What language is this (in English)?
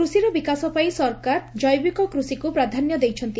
Odia